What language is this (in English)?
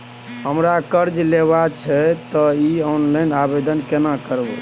Maithili